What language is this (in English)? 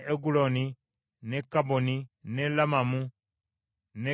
Ganda